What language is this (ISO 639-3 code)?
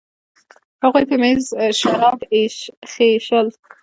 pus